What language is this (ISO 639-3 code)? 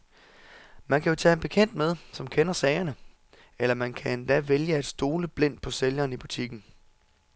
dan